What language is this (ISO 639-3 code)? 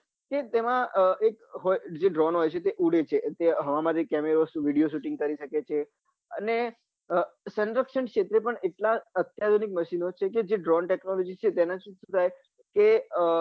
guj